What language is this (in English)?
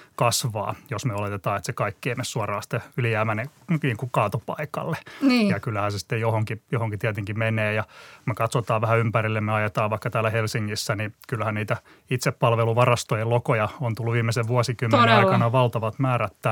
Finnish